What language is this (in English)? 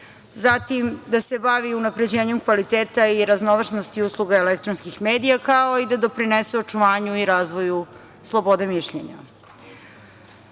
Serbian